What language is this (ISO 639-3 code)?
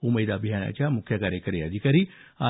mar